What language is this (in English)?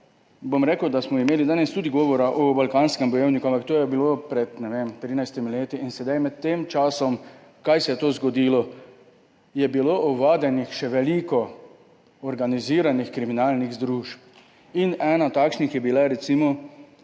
Slovenian